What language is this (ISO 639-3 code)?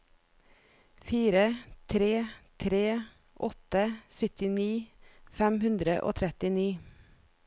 nor